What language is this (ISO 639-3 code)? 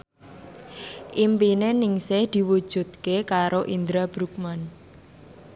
jav